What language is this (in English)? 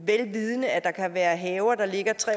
Danish